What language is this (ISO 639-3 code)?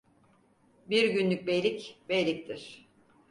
tur